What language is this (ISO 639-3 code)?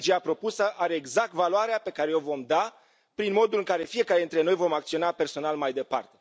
ron